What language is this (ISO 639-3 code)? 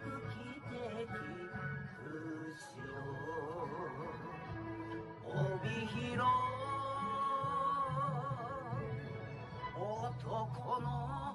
jpn